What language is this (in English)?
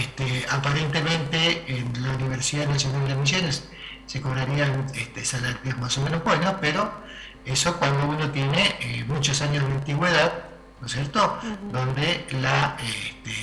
Spanish